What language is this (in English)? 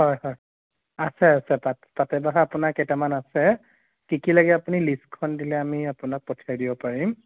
Assamese